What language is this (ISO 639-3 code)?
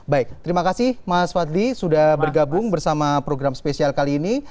ind